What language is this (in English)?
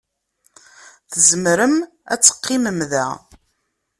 Kabyle